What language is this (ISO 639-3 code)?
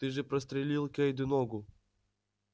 rus